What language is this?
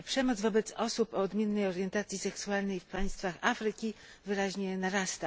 Polish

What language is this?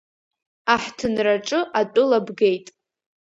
Abkhazian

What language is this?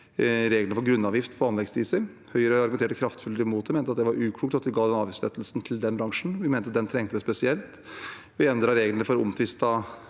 Norwegian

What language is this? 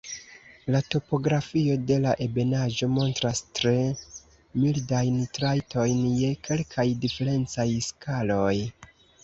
Esperanto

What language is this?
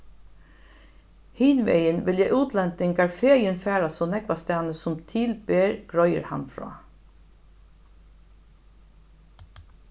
Faroese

